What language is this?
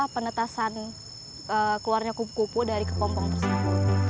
Indonesian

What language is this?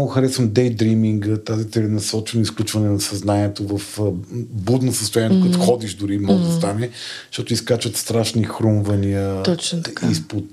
Bulgarian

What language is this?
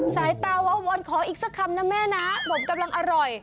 Thai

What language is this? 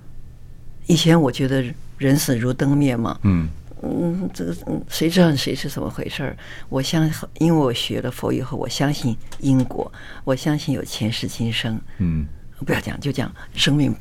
Chinese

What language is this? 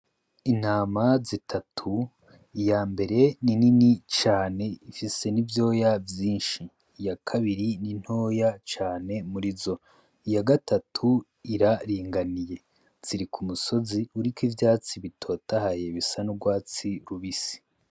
Rundi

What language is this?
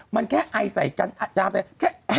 Thai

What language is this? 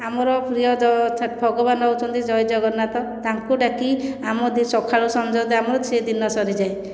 Odia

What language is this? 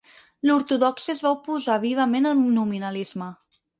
Catalan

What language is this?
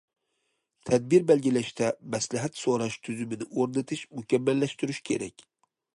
Uyghur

